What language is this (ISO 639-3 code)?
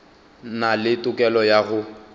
nso